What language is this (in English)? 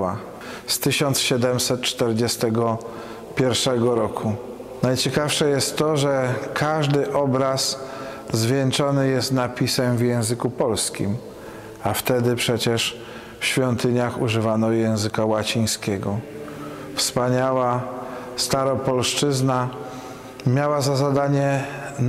Polish